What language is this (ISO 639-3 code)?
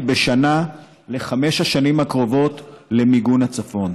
heb